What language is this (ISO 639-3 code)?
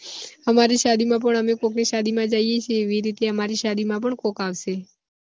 guj